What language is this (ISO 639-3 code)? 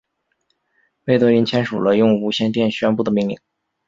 zho